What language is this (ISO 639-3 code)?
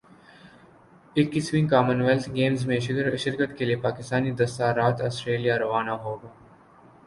urd